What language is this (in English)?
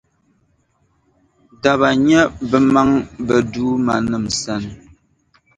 Dagbani